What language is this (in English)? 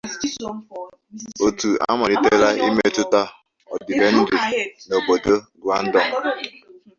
Igbo